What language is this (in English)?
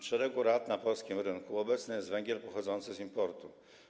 Polish